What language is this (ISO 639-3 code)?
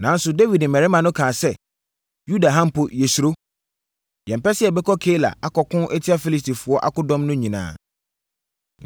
aka